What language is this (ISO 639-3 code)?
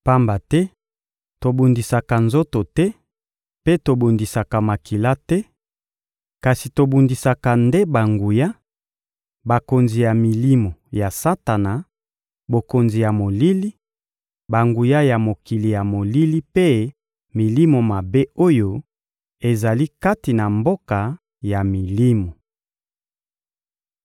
lin